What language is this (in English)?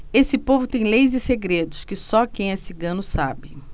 Portuguese